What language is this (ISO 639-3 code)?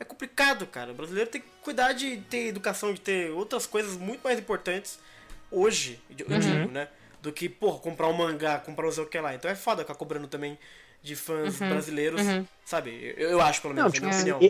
por